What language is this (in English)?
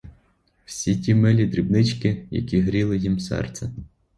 Ukrainian